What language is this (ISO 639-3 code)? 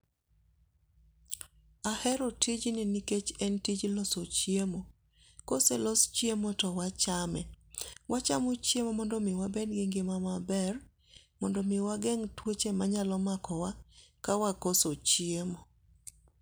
luo